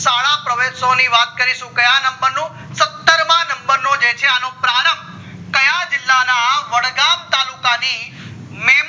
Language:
Gujarati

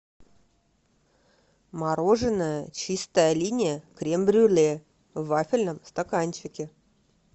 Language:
Russian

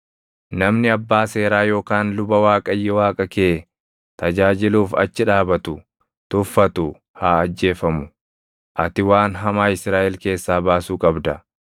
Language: Oromo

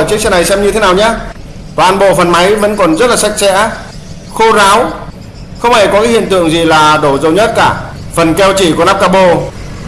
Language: Vietnamese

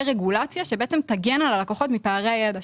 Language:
Hebrew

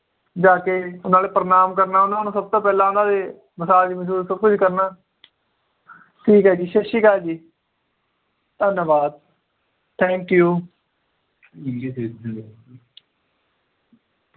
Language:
Punjabi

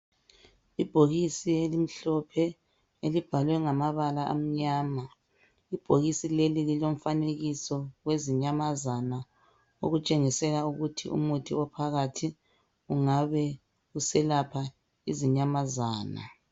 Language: North Ndebele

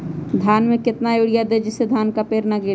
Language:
Magahi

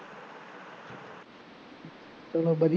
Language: Punjabi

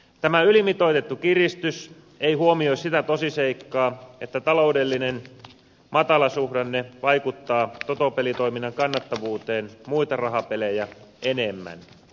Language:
Finnish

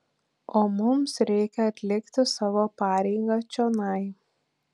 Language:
Lithuanian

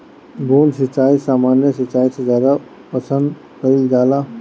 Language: Bhojpuri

